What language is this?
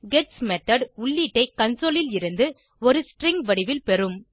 Tamil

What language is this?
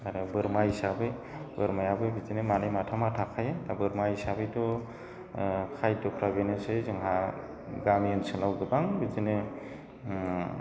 Bodo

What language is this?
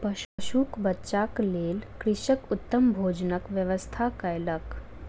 Maithili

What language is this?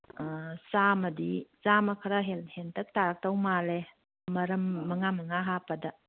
Manipuri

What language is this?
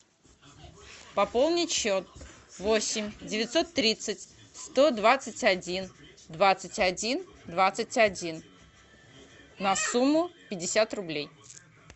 Russian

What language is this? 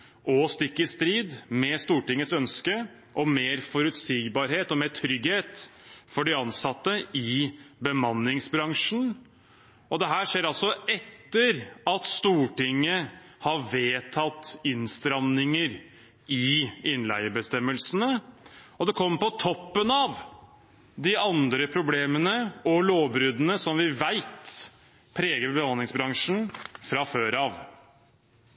Norwegian Bokmål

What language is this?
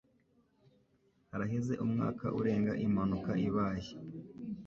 Kinyarwanda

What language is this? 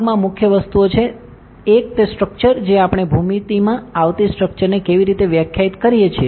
Gujarati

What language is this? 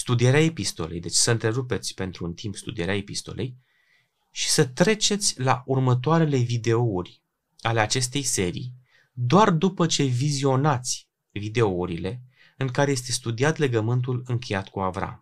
Romanian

